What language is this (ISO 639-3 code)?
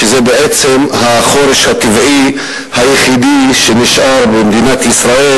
heb